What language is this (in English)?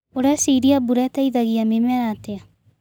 Kikuyu